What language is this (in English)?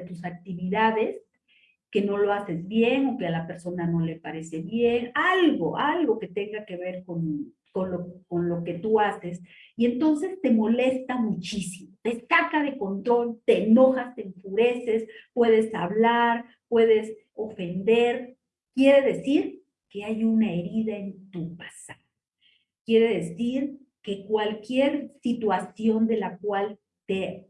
Spanish